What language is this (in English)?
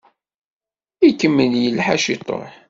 Kabyle